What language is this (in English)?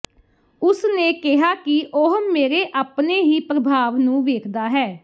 Punjabi